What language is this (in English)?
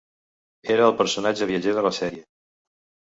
Catalan